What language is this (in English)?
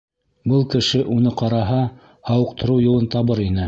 Bashkir